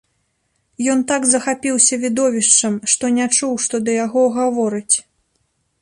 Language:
Belarusian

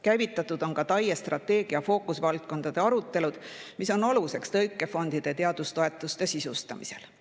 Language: Estonian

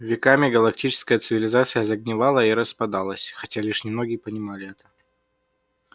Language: Russian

